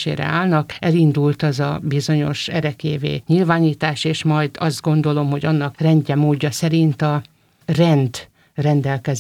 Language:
Hungarian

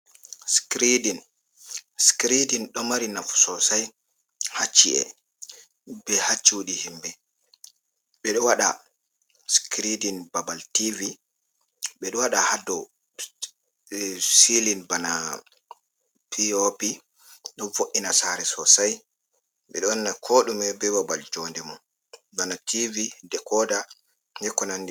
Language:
Fula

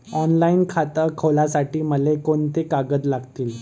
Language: Marathi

